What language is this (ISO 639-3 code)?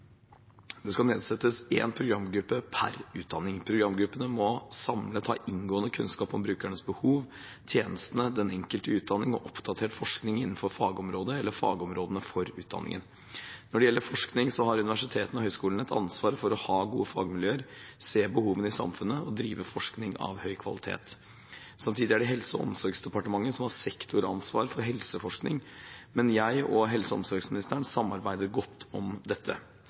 nob